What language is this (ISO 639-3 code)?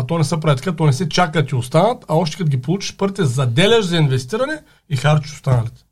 bul